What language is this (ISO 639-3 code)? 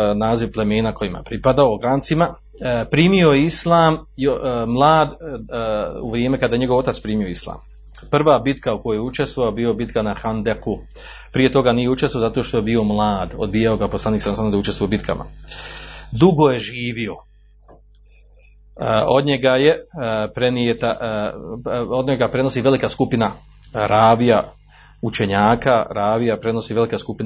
hrv